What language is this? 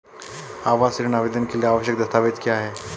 Hindi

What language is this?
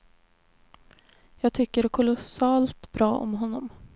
Swedish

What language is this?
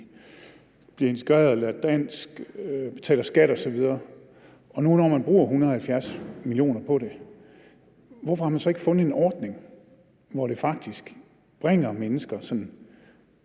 Danish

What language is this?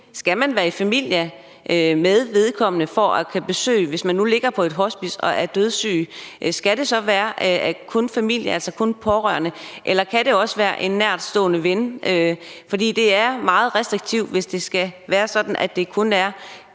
Danish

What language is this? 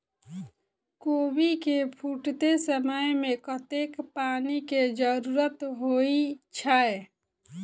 Maithili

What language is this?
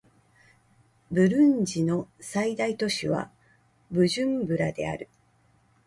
Japanese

